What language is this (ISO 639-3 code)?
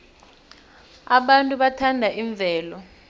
nbl